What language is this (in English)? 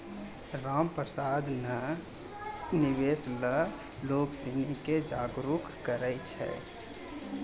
Maithili